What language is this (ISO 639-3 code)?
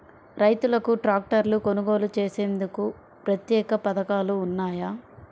tel